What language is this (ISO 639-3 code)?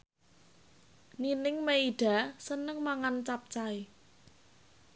jav